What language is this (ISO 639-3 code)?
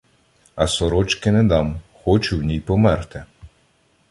ukr